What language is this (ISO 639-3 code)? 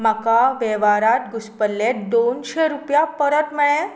kok